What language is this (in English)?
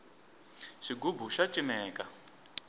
Tsonga